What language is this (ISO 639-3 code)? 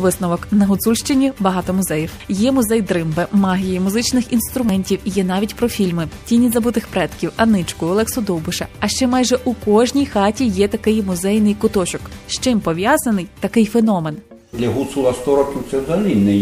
ukr